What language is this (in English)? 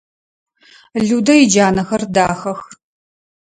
Adyghe